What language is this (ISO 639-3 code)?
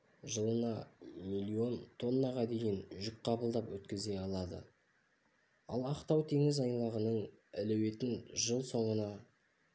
kaz